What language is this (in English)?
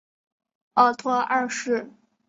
Chinese